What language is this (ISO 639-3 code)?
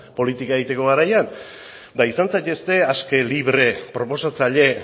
eus